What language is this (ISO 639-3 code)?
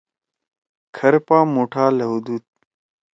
trw